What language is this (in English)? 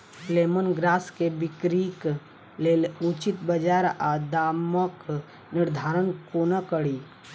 Maithili